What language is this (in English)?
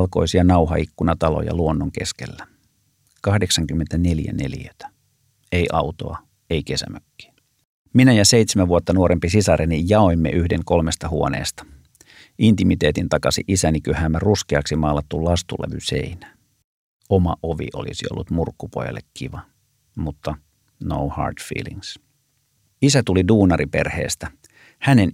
Finnish